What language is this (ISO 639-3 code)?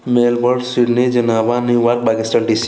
mai